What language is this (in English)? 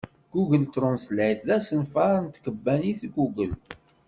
Kabyle